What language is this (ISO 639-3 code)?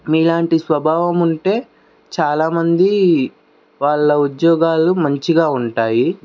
tel